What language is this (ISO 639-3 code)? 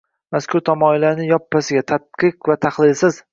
uzb